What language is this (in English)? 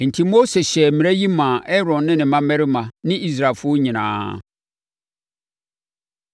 Akan